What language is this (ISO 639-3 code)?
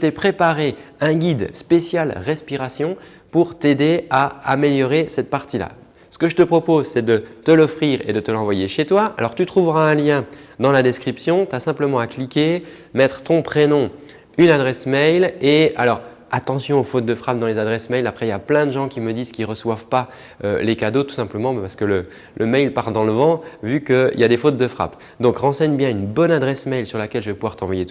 fra